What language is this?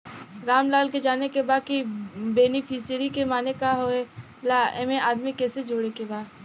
Bhojpuri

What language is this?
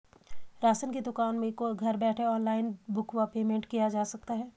Hindi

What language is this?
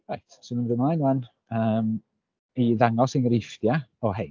Welsh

